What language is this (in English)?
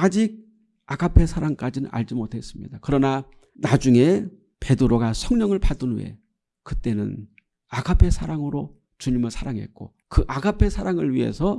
Korean